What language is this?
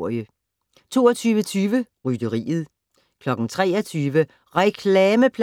Danish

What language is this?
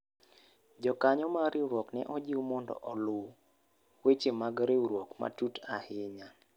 Luo (Kenya and Tanzania)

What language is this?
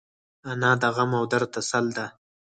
Pashto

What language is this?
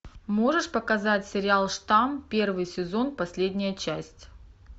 Russian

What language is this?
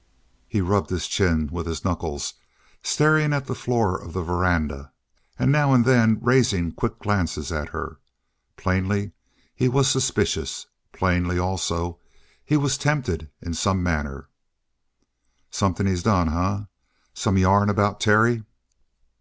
English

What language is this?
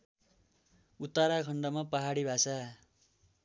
Nepali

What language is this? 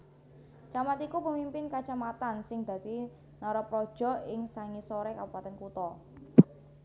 Javanese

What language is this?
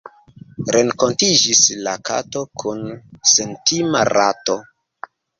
Esperanto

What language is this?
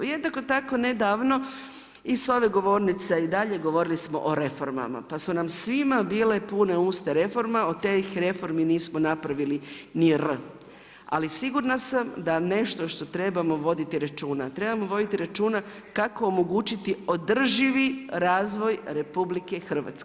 Croatian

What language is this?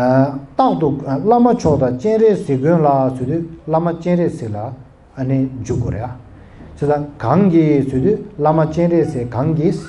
Korean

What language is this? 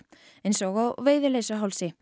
Icelandic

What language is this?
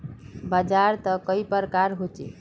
Magahi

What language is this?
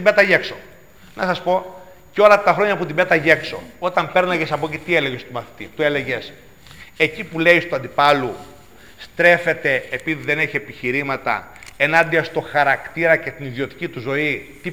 Greek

